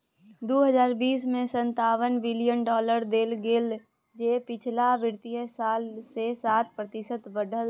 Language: Maithili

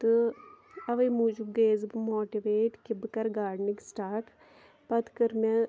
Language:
Kashmiri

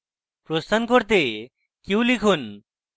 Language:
Bangla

